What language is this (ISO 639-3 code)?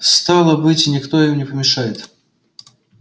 rus